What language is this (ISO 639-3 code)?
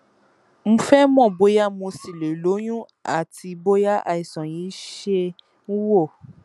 yor